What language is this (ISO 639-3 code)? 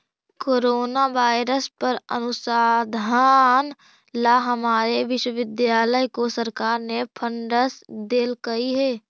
mag